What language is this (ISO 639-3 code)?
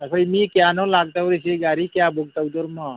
mni